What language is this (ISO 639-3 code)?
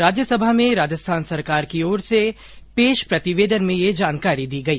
hin